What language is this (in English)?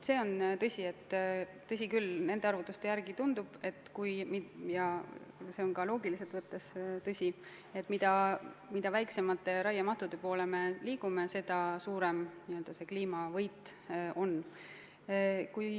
Estonian